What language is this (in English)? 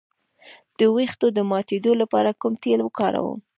Pashto